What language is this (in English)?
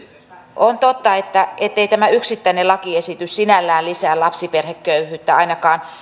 Finnish